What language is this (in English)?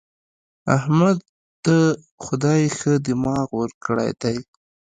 Pashto